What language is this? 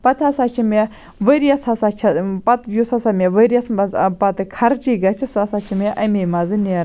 Kashmiri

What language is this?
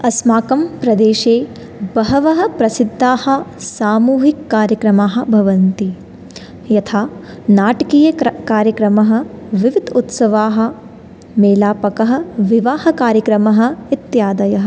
Sanskrit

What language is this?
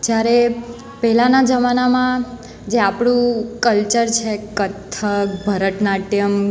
Gujarati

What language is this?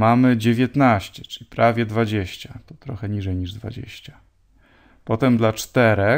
Polish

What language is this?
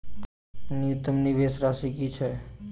Maithili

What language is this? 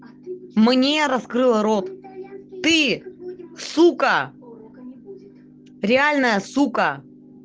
Russian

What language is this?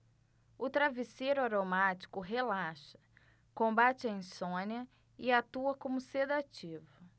Portuguese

